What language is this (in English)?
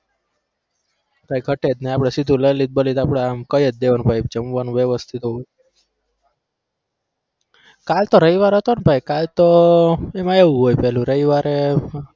Gujarati